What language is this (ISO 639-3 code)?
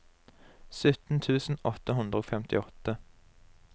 nor